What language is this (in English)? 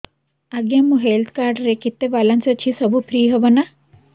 Odia